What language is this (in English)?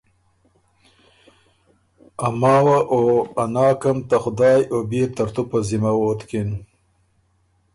Ormuri